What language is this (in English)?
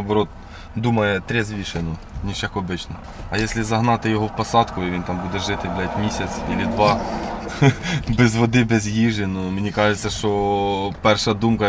Ukrainian